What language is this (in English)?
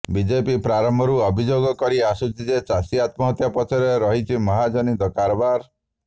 Odia